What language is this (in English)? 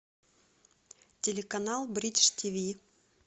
Russian